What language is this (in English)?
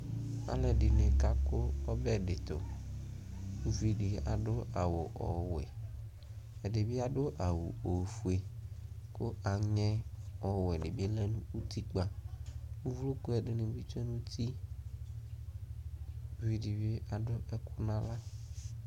Ikposo